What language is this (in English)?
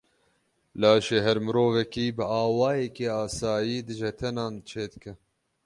Kurdish